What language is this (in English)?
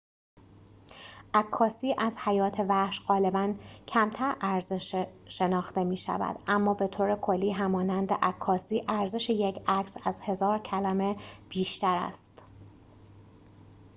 Persian